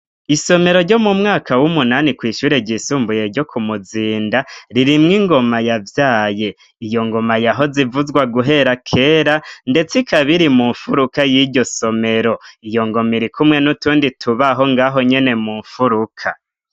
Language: Rundi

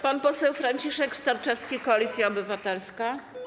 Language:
Polish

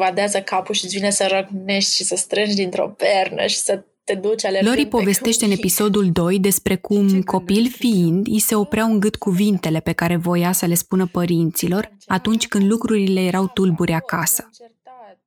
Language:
Romanian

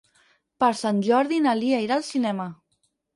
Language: Catalan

